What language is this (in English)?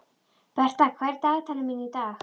Icelandic